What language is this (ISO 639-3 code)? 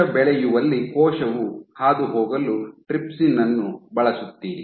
kan